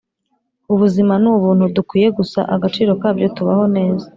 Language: Kinyarwanda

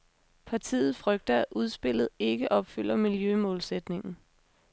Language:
Danish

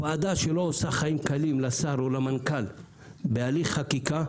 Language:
Hebrew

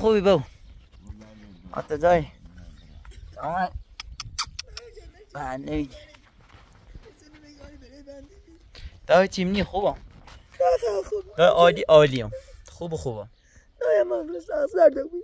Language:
Persian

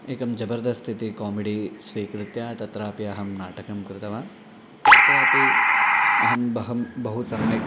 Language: Sanskrit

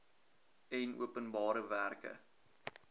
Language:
Afrikaans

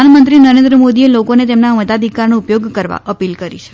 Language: Gujarati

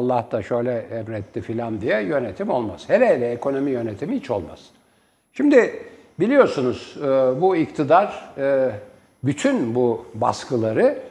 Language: Turkish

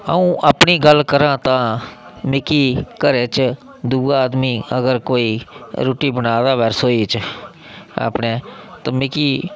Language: Dogri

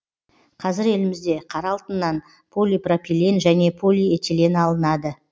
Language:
Kazakh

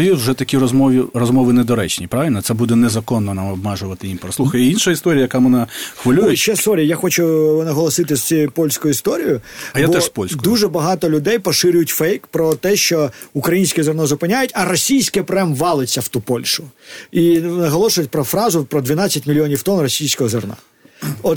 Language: Ukrainian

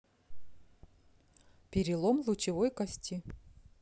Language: Russian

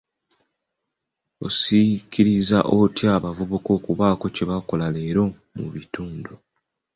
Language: Ganda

